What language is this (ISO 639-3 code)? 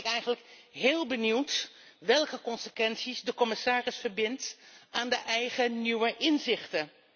nld